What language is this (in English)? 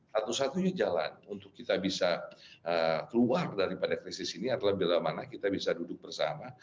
Indonesian